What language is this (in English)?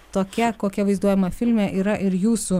Lithuanian